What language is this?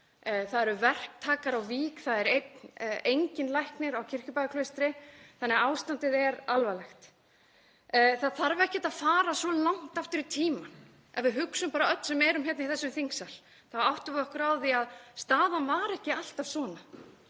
Icelandic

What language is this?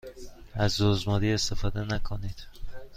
Persian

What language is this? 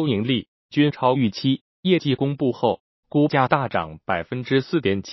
Chinese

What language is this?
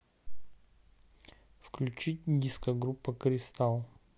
Russian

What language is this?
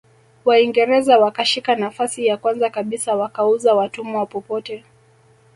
Swahili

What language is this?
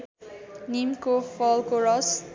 Nepali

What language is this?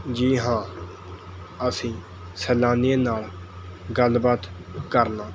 Punjabi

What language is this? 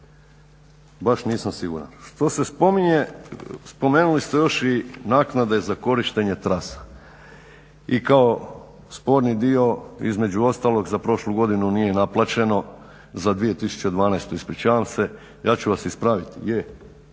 Croatian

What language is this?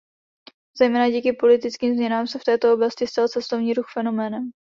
Czech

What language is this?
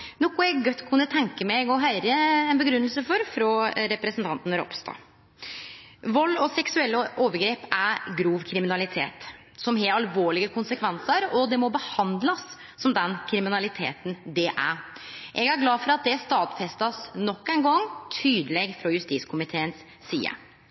Norwegian Nynorsk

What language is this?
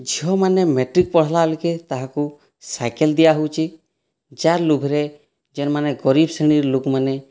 Odia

